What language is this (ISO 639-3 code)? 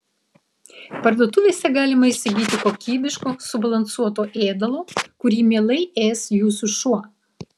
lit